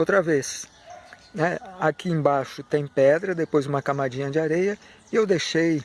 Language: Portuguese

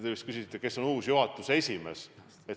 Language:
Estonian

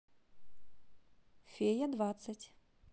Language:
Russian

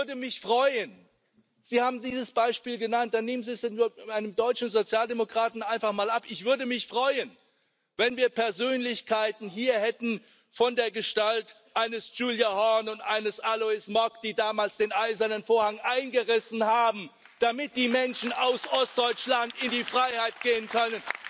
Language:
German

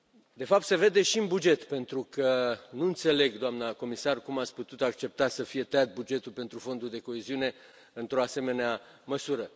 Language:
Romanian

